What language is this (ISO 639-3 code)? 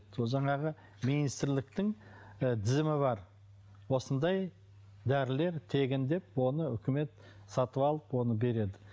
kaz